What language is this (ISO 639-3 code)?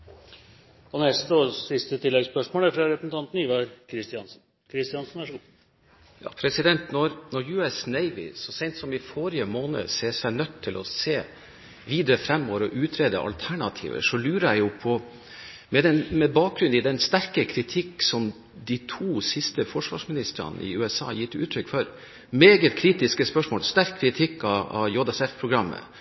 nor